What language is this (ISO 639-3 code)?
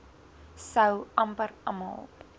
afr